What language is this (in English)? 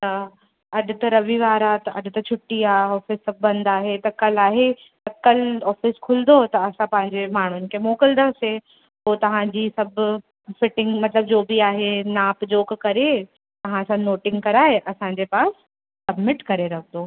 Sindhi